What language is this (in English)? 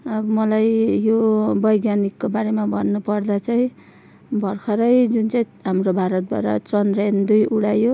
Nepali